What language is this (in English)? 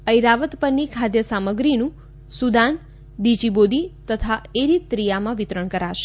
Gujarati